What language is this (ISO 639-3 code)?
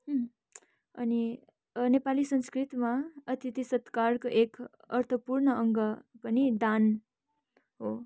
nep